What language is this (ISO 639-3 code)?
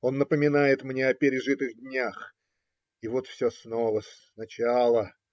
rus